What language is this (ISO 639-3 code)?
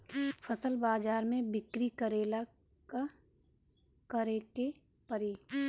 bho